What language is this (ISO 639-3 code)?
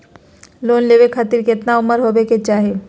mag